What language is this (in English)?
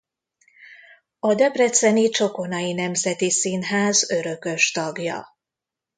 Hungarian